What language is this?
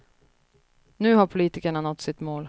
Swedish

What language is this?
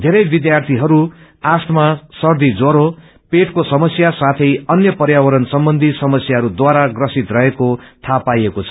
Nepali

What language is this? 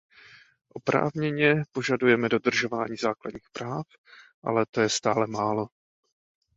Czech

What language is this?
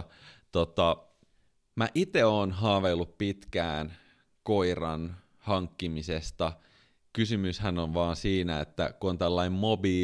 Finnish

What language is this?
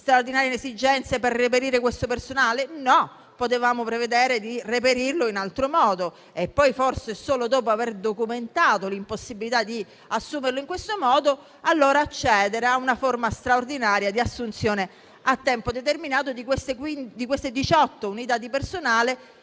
Italian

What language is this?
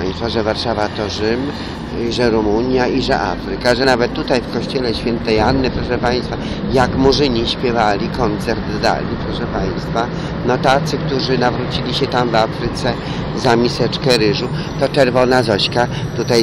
Polish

